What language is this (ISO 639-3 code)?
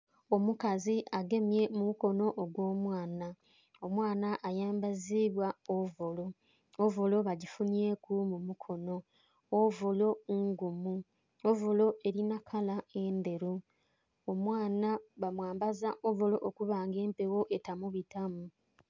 xog